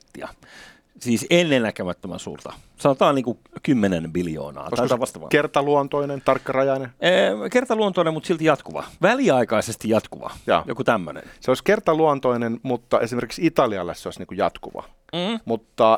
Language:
Finnish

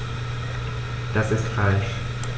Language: German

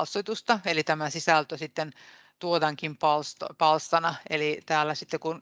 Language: Finnish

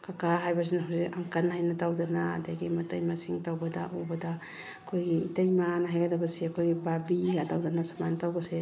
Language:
Manipuri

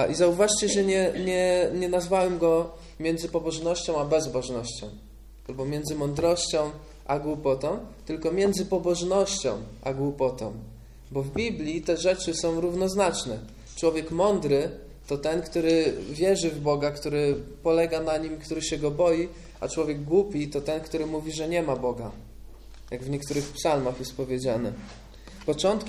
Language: Polish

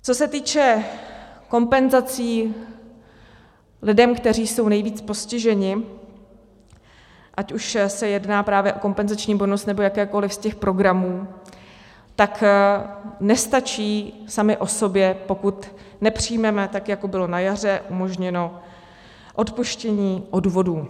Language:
Czech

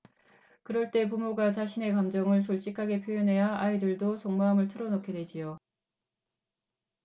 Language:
Korean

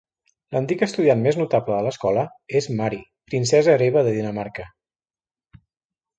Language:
Catalan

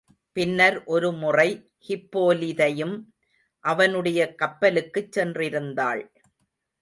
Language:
Tamil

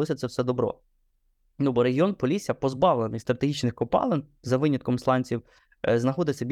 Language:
Ukrainian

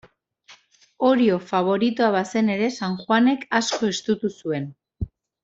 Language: Basque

